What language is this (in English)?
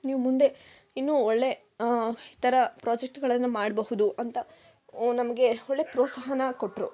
Kannada